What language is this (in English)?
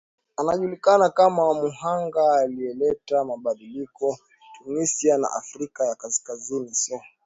Swahili